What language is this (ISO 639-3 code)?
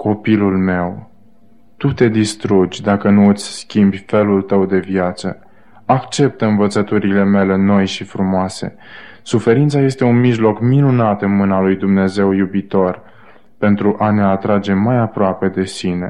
ron